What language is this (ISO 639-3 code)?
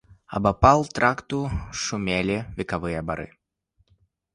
bel